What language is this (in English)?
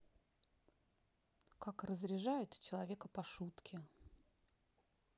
Russian